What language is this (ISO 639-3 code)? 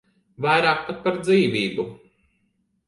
lav